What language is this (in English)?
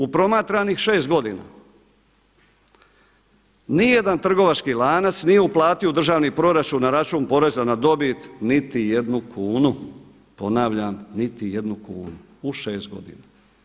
Croatian